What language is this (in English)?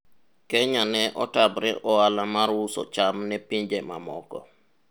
Luo (Kenya and Tanzania)